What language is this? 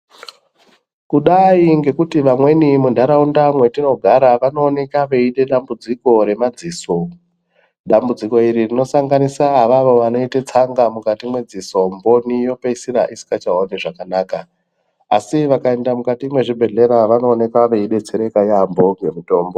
Ndau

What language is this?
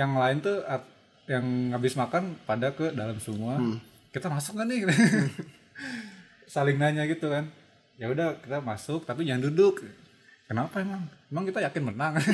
Indonesian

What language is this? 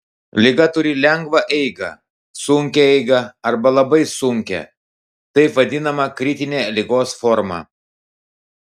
Lithuanian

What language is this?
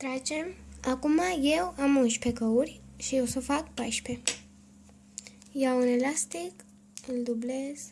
Romanian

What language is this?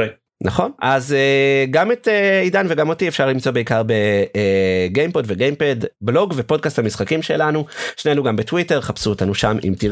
Hebrew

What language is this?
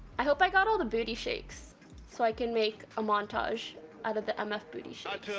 English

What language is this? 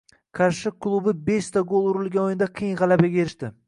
Uzbek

